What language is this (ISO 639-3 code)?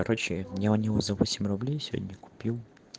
rus